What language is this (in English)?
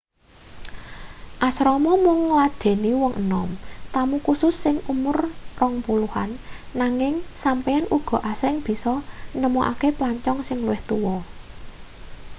Javanese